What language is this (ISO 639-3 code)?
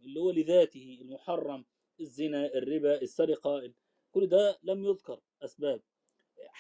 ara